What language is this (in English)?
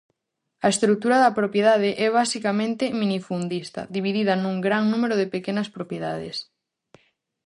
Galician